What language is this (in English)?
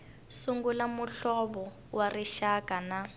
Tsonga